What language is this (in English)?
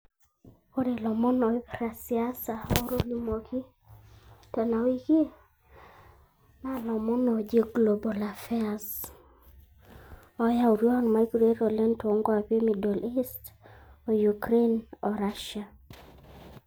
Masai